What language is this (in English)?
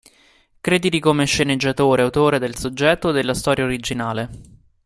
Italian